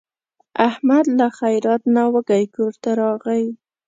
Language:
Pashto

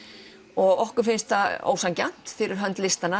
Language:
Icelandic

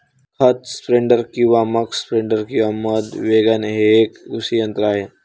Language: Marathi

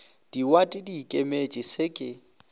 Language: Northern Sotho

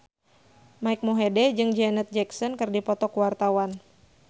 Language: Sundanese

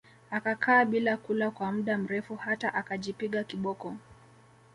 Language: Swahili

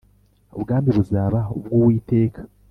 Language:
Kinyarwanda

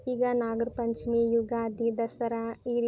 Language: Kannada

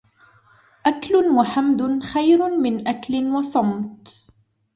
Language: Arabic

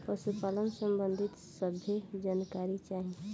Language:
Bhojpuri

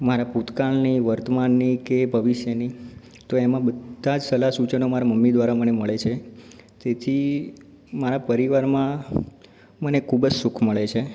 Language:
Gujarati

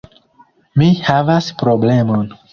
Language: Esperanto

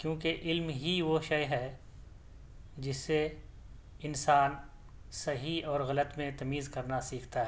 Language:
Urdu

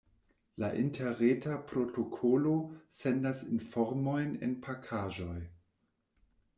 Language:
Esperanto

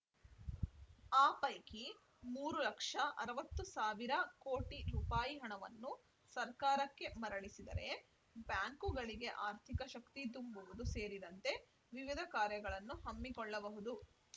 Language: Kannada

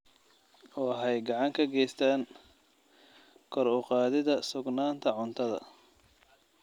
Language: Somali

